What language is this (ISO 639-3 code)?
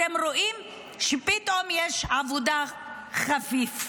heb